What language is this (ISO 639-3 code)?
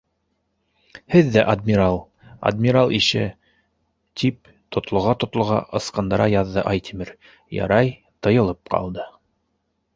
bak